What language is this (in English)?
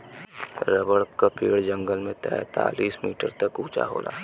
Bhojpuri